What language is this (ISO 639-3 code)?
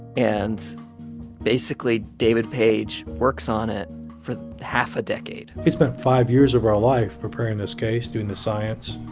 eng